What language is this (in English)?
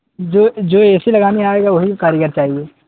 Urdu